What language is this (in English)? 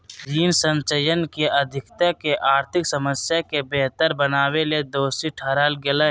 Magahi